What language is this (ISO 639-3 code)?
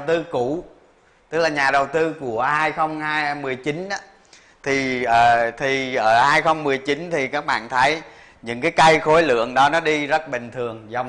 vie